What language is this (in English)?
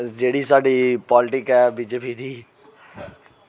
Dogri